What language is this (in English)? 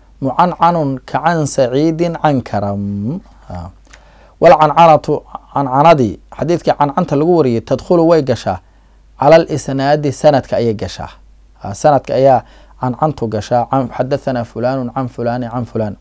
Arabic